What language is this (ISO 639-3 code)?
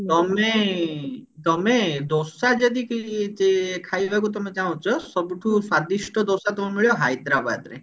ori